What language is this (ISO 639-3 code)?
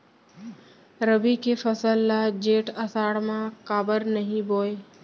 hne